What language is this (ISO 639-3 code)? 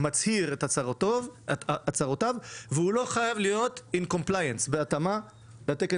heb